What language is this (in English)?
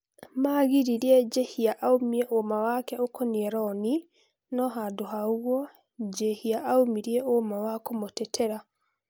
Kikuyu